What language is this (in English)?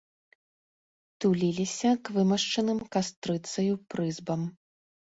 Belarusian